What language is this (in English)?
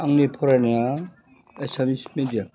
Bodo